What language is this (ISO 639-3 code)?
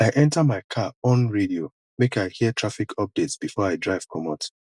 pcm